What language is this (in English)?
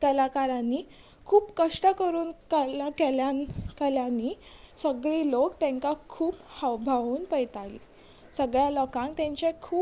Konkani